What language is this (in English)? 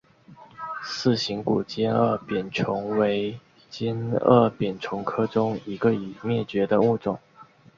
Chinese